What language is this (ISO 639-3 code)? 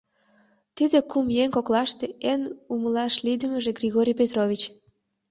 chm